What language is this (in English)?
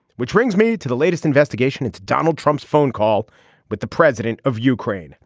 English